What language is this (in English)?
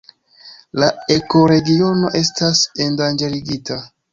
Esperanto